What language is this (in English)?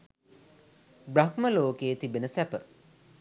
Sinhala